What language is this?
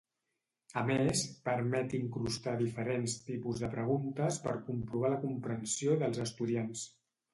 Catalan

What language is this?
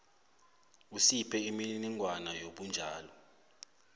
South Ndebele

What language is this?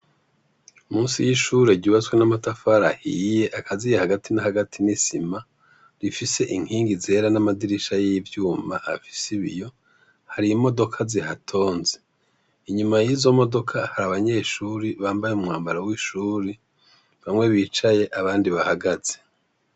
Rundi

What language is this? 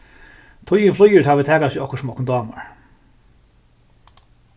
Faroese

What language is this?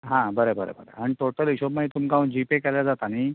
Konkani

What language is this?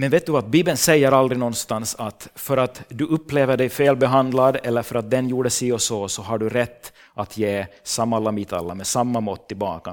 Swedish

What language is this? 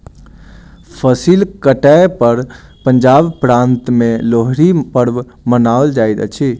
Maithili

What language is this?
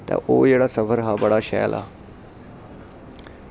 Dogri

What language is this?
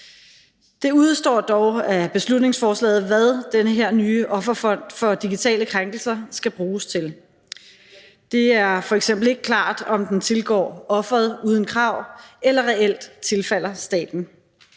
Danish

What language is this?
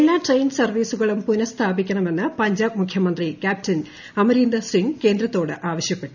Malayalam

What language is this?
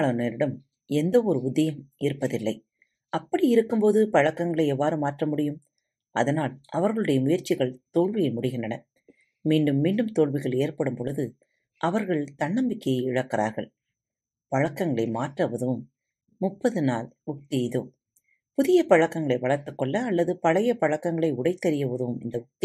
Tamil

